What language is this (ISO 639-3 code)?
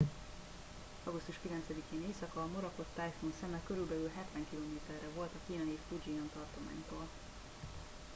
hun